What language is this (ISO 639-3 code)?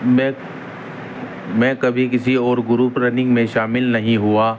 urd